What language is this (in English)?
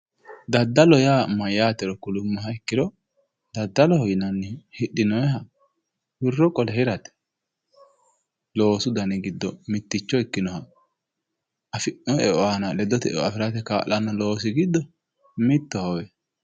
Sidamo